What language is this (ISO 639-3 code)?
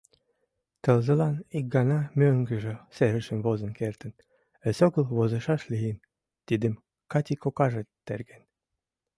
chm